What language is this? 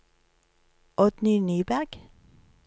Norwegian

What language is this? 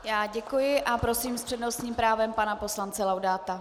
Czech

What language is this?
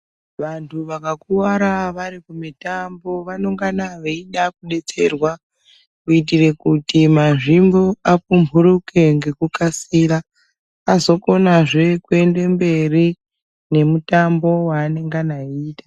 Ndau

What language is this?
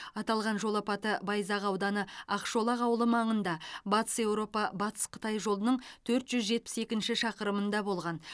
Kazakh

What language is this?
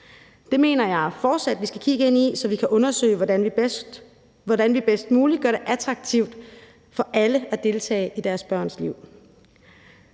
Danish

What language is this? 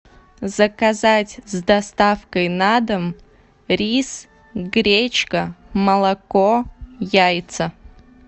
Russian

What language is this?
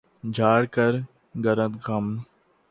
Urdu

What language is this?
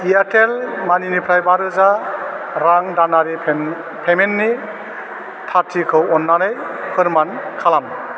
Bodo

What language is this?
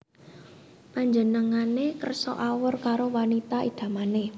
Javanese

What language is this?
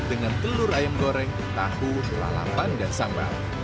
Indonesian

